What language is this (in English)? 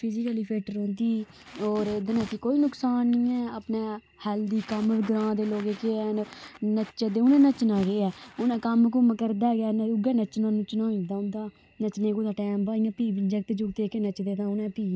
Dogri